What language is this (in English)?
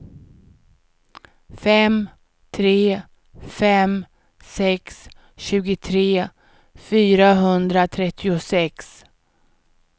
Swedish